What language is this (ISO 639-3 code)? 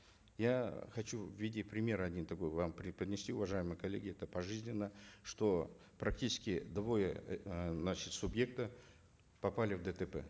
kaz